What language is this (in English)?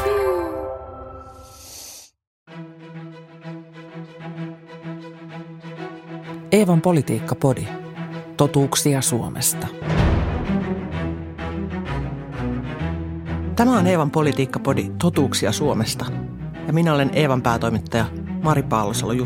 Finnish